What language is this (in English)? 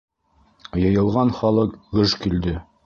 Bashkir